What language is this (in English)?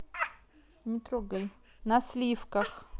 Russian